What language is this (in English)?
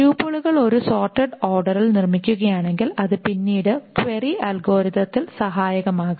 Malayalam